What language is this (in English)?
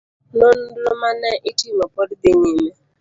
Luo (Kenya and Tanzania)